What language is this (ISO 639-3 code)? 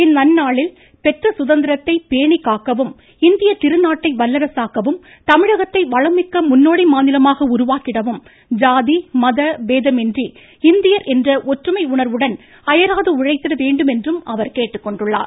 tam